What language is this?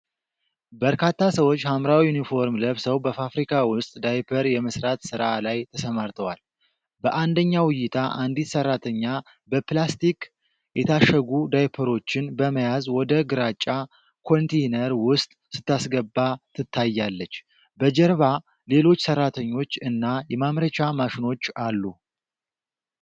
Amharic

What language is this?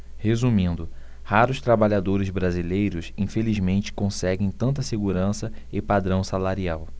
Portuguese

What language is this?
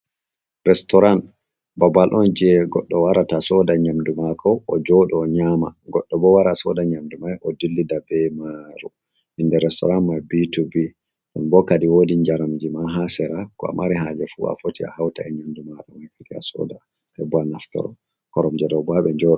Fula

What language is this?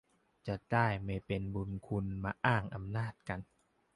Thai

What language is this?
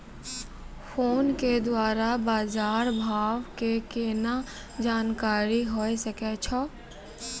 Maithili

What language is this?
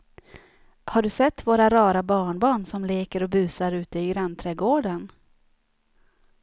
Swedish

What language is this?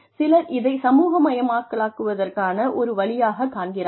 Tamil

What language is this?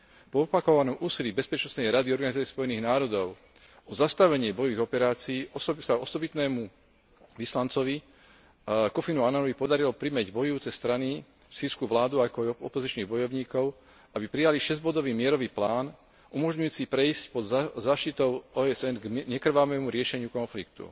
Slovak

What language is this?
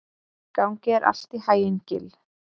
Icelandic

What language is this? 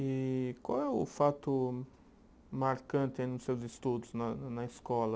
Portuguese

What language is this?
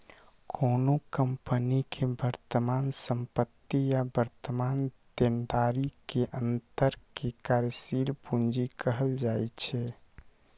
Maithili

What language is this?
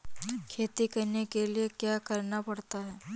Hindi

